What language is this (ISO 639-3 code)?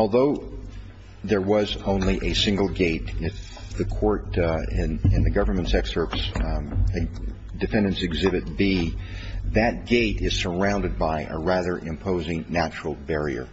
eng